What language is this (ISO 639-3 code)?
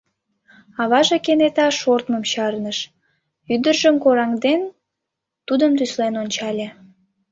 chm